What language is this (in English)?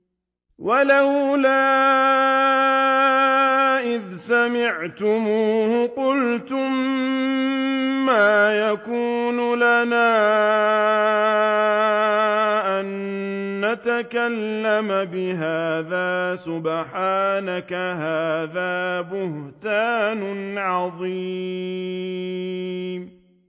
Arabic